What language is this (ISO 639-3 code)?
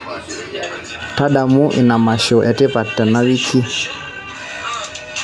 mas